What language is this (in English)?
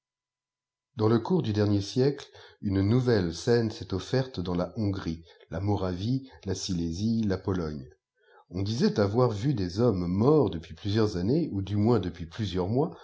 French